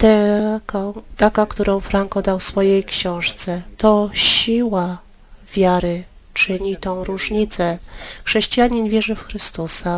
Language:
Polish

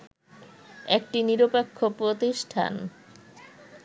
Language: Bangla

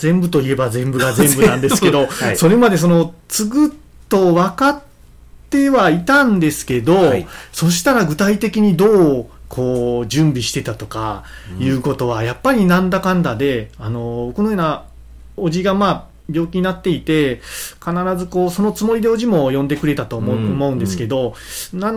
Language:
Japanese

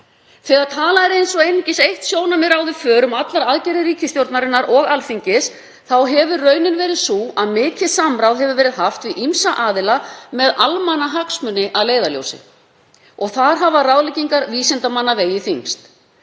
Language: Icelandic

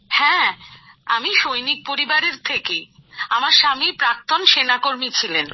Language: Bangla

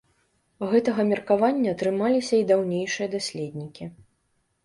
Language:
Belarusian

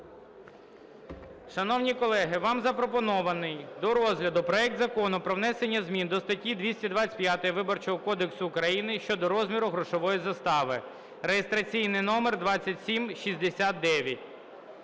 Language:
Ukrainian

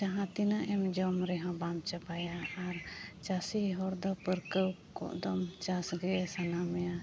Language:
Santali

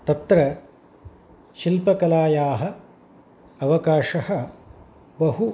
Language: Sanskrit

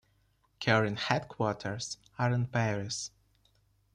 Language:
English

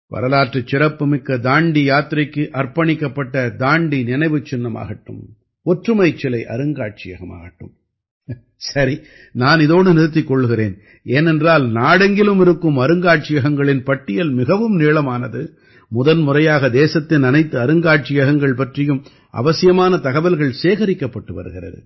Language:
Tamil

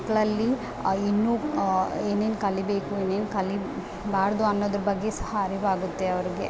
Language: Kannada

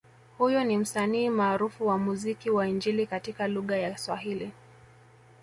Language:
Swahili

